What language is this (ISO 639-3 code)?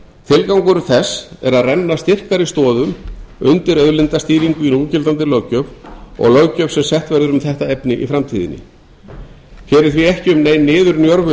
isl